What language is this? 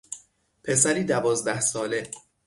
Persian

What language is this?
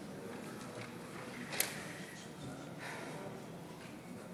Hebrew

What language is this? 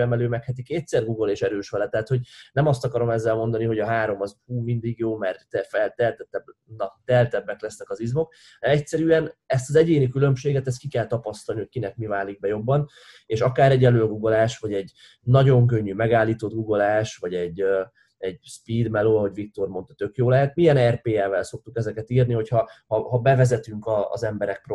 Hungarian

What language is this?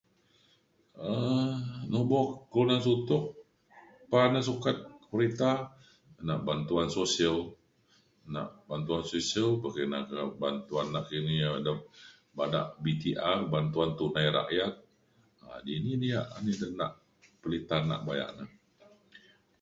Mainstream Kenyah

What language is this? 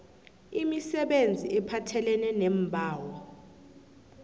South Ndebele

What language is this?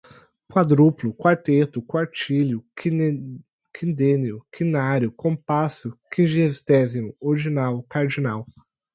Portuguese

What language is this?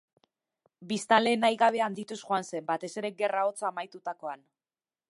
Basque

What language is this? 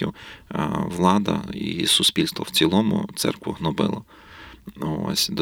Ukrainian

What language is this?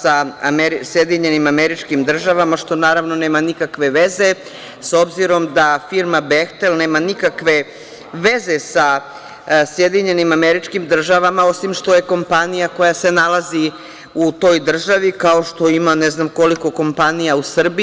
Serbian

